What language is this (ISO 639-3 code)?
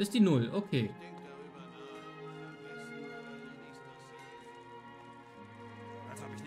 deu